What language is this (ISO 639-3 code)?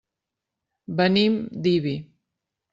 cat